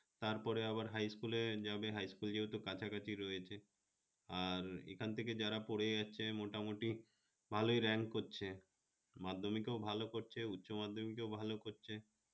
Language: Bangla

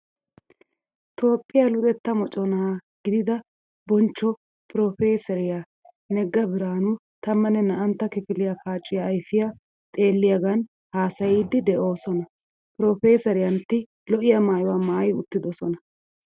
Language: Wolaytta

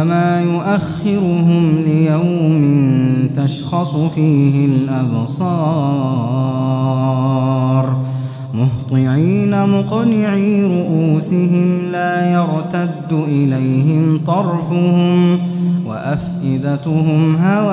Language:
Arabic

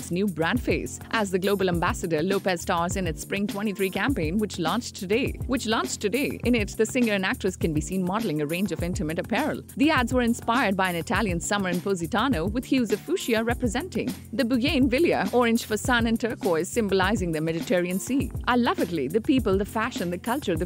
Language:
English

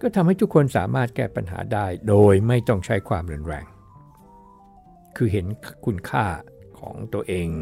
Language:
Thai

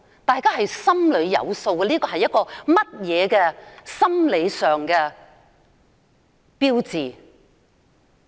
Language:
Cantonese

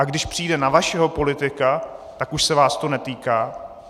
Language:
Czech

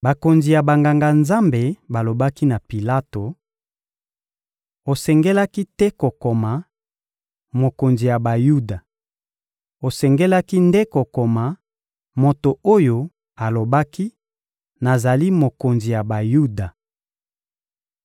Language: Lingala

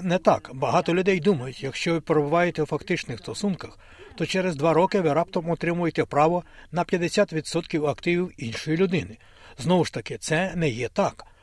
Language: Ukrainian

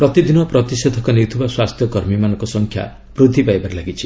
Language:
Odia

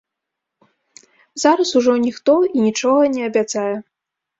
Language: Belarusian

